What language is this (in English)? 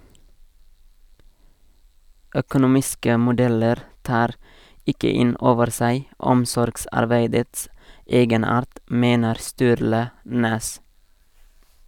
Norwegian